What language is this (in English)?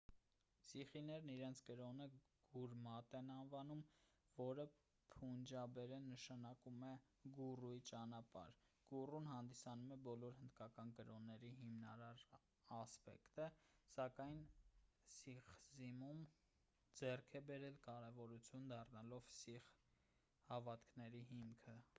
Armenian